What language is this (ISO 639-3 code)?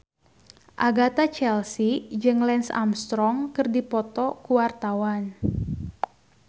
sun